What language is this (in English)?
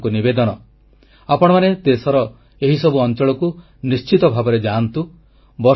Odia